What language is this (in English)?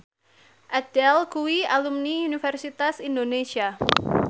Javanese